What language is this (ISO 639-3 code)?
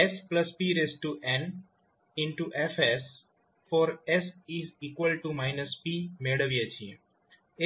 guj